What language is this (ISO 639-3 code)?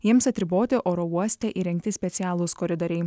lit